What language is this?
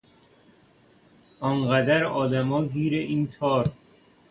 Persian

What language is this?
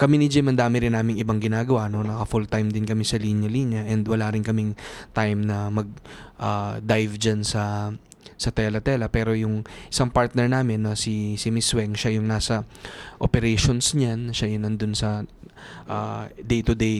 Filipino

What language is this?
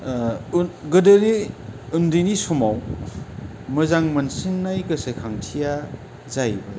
Bodo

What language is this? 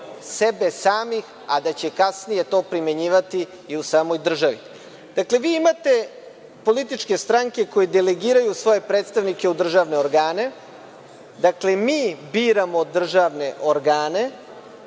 Serbian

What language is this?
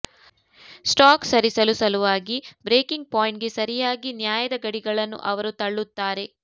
Kannada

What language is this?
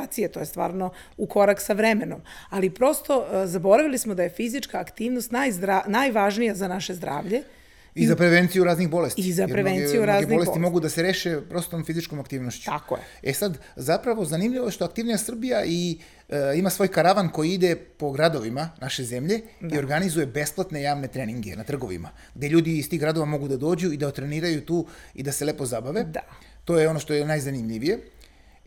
Croatian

